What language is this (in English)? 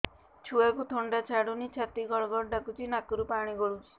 Odia